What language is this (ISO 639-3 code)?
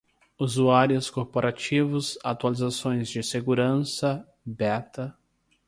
por